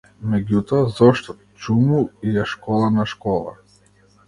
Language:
Macedonian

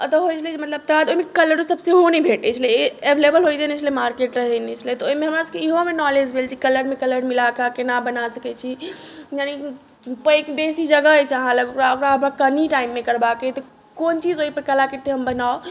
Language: Maithili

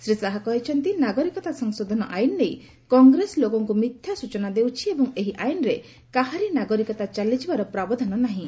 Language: Odia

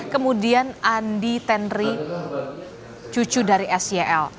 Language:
Indonesian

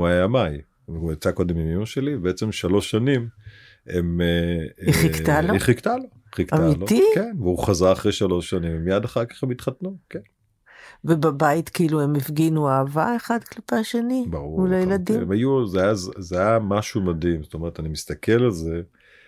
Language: Hebrew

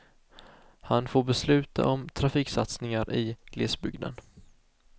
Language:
Swedish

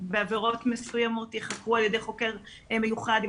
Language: Hebrew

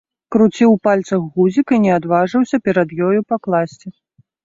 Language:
Belarusian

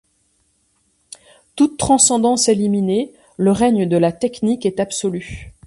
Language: French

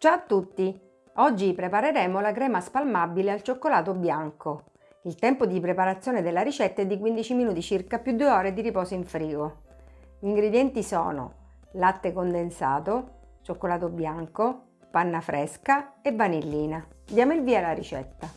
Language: Italian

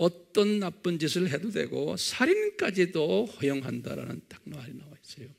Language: Korean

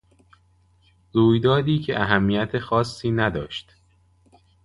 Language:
Persian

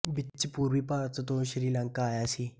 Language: Punjabi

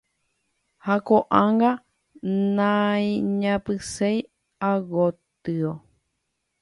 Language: Guarani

